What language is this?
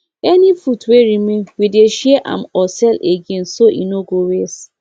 Nigerian Pidgin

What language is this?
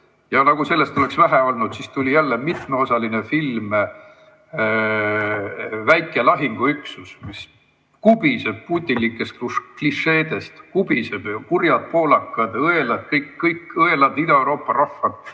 Estonian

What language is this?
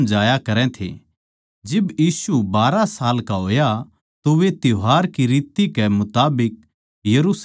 Haryanvi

